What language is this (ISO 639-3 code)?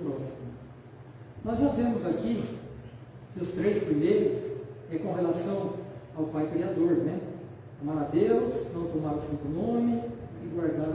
por